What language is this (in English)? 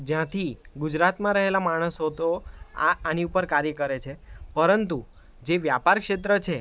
Gujarati